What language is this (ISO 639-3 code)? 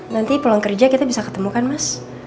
ind